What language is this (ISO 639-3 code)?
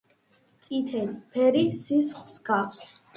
kat